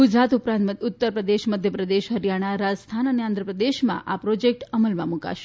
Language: Gujarati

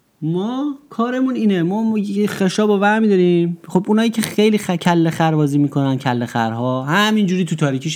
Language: Persian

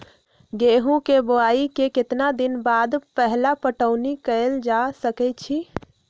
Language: Magahi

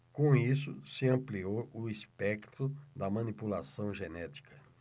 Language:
Portuguese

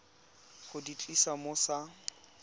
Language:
Tswana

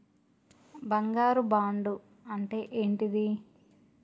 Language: Telugu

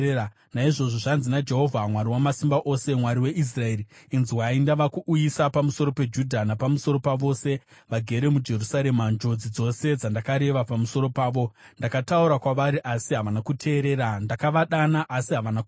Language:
Shona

